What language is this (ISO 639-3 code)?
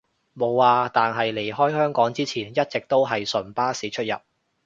yue